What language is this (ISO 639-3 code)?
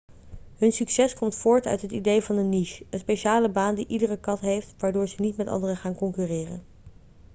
nld